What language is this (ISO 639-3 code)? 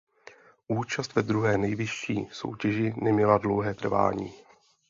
ces